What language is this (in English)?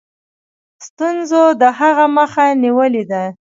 Pashto